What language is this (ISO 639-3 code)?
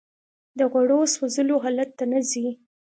pus